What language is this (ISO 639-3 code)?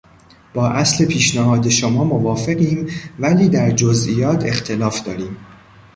fas